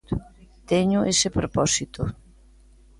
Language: Galician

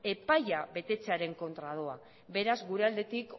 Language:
Basque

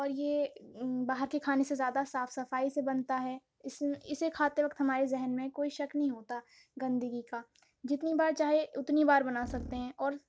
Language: Urdu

